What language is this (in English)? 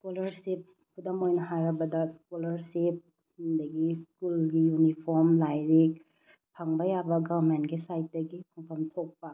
Manipuri